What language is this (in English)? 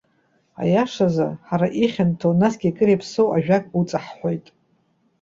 Abkhazian